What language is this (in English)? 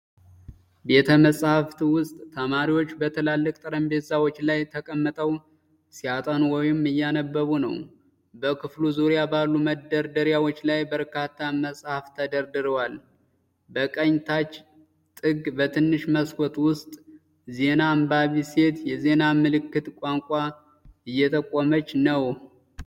Amharic